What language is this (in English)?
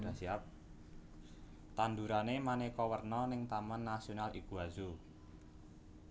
Javanese